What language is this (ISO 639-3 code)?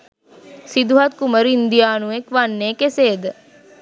sin